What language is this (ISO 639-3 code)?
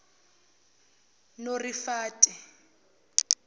zul